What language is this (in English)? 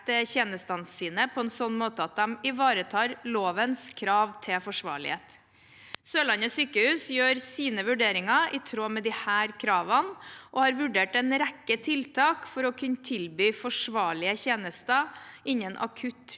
Norwegian